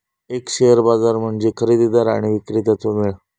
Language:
Marathi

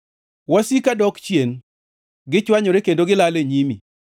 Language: Luo (Kenya and Tanzania)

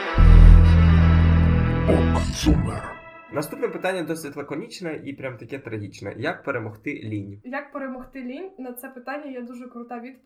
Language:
Ukrainian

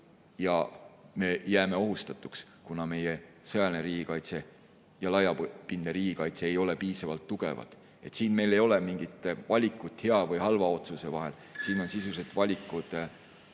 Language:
Estonian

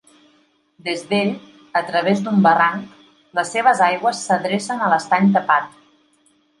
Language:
Catalan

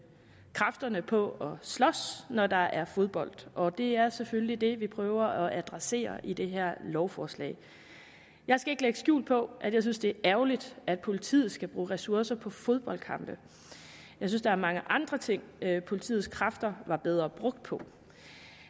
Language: Danish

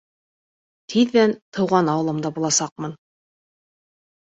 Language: Bashkir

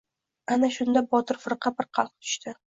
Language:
Uzbek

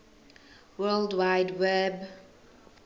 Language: Zulu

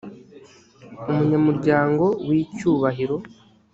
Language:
Kinyarwanda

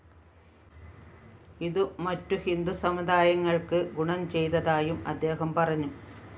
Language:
Malayalam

